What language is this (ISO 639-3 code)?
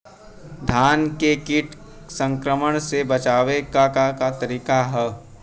bho